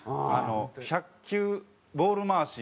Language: Japanese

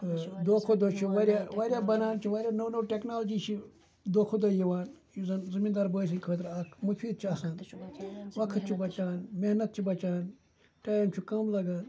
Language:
Kashmiri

